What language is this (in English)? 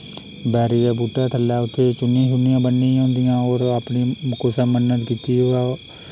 Dogri